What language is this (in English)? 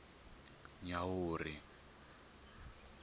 Tsonga